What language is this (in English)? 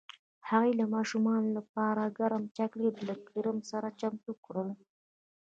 Pashto